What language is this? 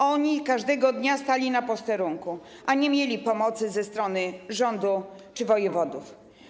Polish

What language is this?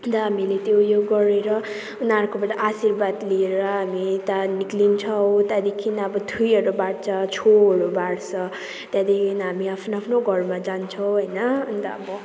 Nepali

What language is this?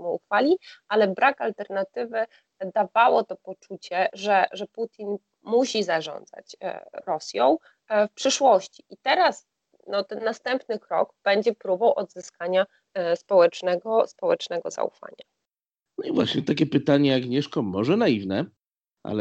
Polish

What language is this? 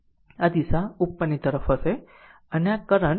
Gujarati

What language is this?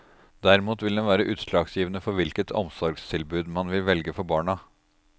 Norwegian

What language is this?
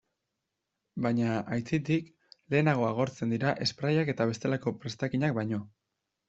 Basque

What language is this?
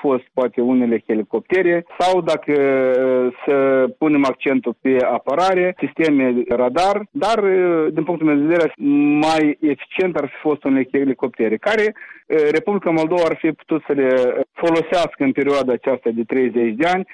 Romanian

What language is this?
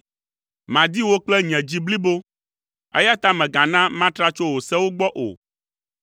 Ewe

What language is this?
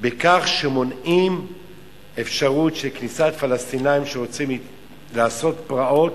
Hebrew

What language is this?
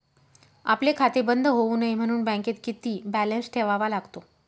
Marathi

